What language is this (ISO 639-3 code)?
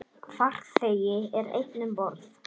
isl